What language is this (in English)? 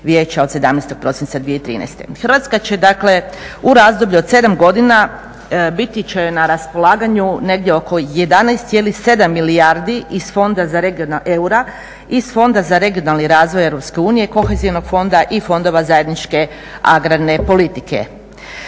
Croatian